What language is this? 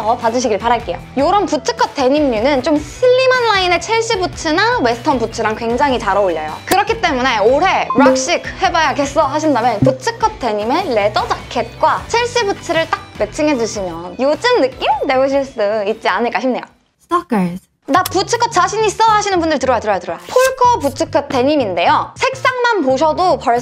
Korean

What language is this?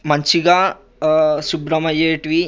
Telugu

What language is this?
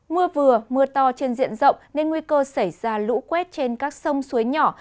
Vietnamese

